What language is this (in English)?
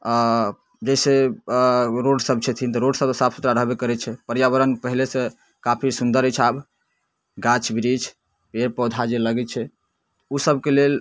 Maithili